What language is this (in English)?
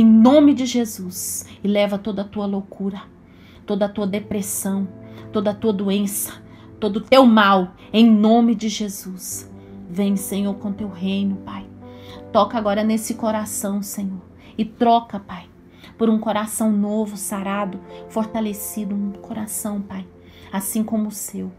Portuguese